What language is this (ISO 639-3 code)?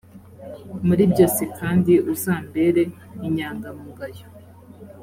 kin